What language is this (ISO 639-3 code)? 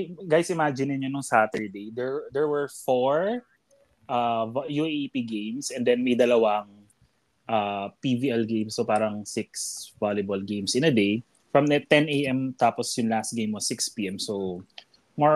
fil